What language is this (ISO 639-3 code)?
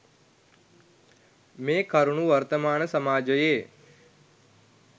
sin